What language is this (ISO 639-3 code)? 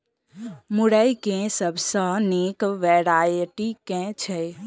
mai